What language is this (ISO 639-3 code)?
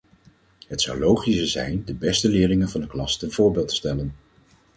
nld